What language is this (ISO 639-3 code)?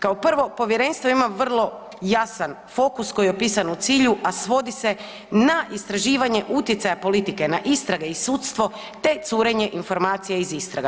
hrv